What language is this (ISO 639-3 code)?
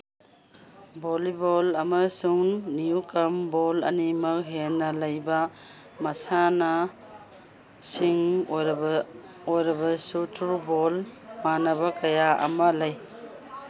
mni